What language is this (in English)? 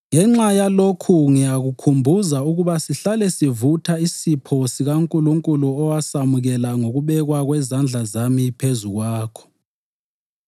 North Ndebele